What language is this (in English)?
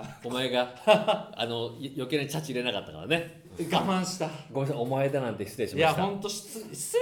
Japanese